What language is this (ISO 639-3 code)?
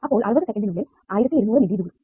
mal